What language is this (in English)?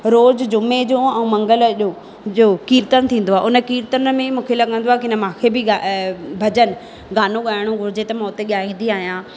Sindhi